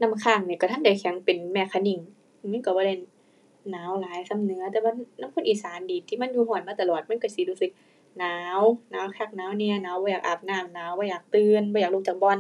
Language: Thai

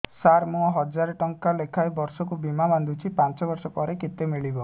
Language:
Odia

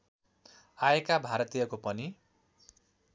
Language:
Nepali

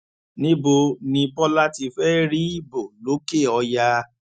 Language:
Yoruba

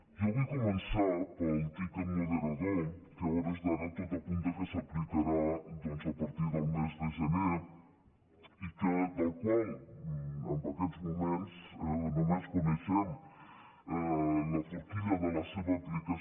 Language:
Catalan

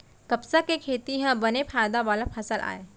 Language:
Chhattisgarhi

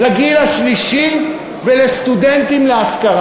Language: Hebrew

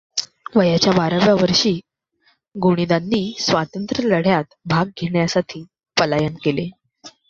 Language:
Marathi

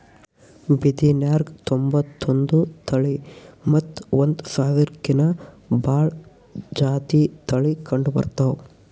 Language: Kannada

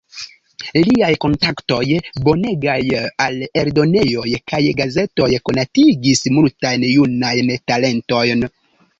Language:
Esperanto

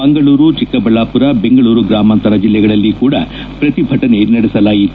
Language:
Kannada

